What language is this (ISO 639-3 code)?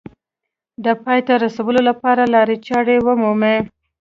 pus